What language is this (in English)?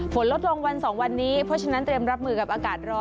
Thai